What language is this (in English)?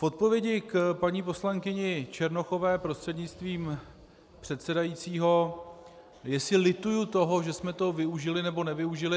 Czech